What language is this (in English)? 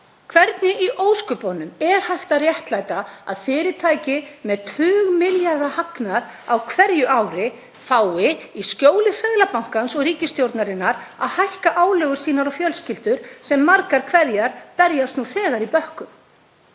Icelandic